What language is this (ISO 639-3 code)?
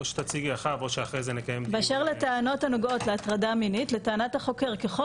heb